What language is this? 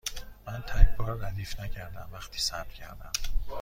Persian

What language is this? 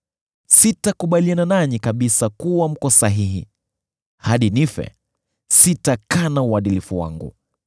Swahili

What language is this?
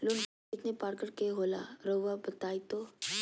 Magahi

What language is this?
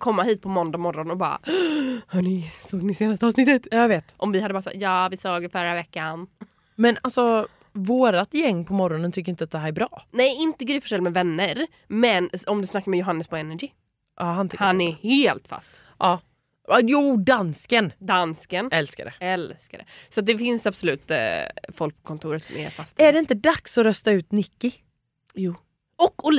Swedish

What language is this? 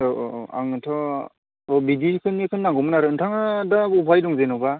Bodo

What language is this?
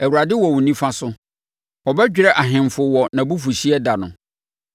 Akan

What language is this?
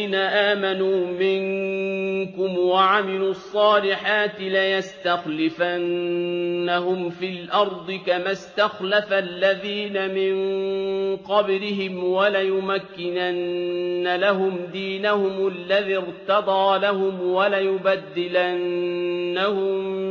Arabic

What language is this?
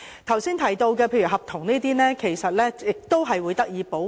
Cantonese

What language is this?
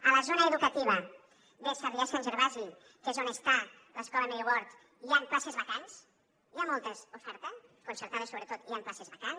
Catalan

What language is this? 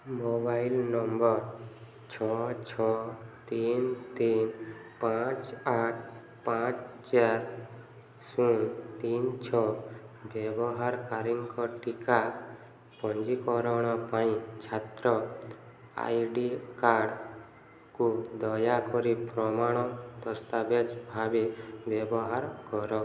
Odia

